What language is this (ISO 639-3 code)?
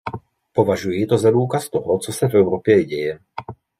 ces